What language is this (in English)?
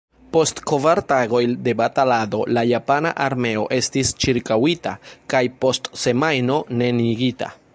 Esperanto